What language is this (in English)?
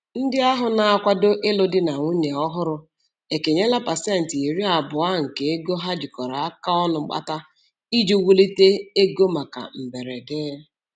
Igbo